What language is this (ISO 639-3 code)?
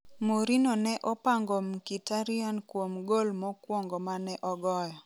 luo